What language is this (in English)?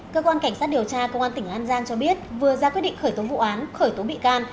Vietnamese